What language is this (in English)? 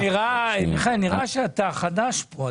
Hebrew